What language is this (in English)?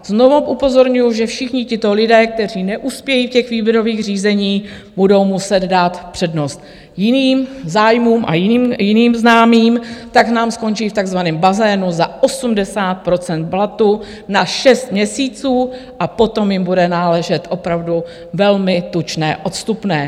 Czech